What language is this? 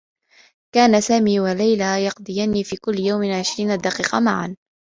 Arabic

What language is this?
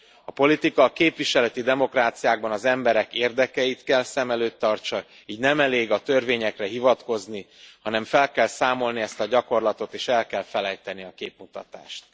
Hungarian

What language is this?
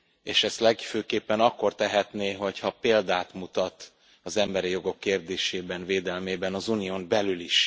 Hungarian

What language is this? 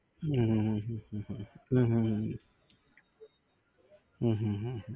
Gujarati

